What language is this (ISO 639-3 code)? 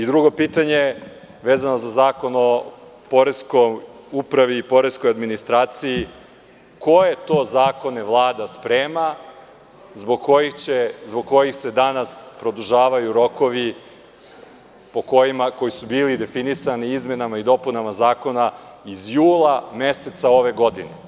srp